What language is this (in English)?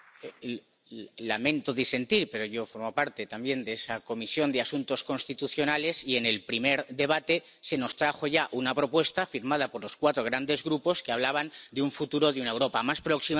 Spanish